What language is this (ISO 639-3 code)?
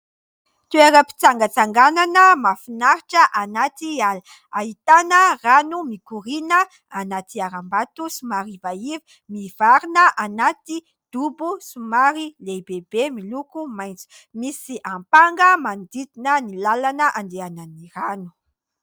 mlg